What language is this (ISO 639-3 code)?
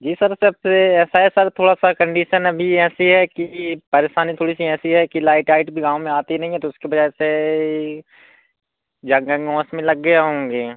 hin